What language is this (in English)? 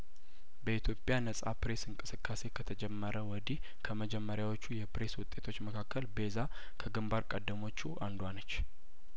Amharic